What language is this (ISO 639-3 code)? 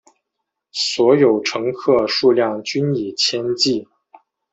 zho